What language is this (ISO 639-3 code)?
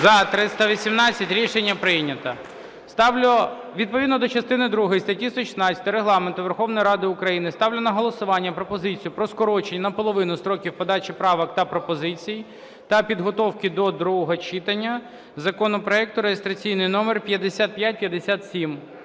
ukr